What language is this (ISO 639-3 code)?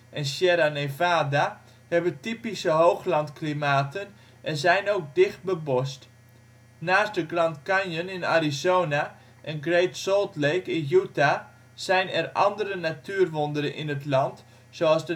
nld